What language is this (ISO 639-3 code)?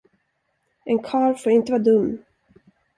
swe